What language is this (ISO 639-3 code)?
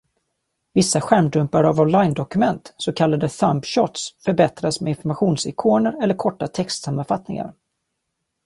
swe